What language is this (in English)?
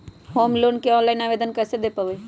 Magahi